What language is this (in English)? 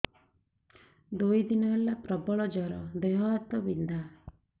Odia